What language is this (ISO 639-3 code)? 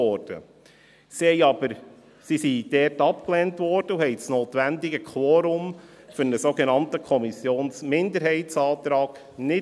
gsw